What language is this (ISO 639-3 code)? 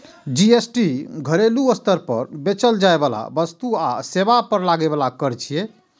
mai